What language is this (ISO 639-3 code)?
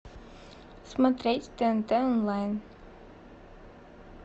rus